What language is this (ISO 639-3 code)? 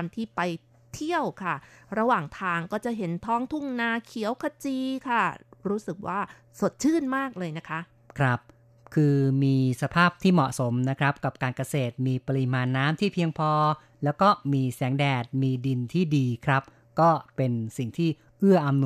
tha